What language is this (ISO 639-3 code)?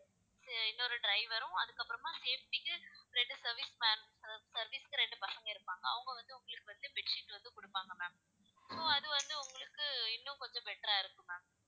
tam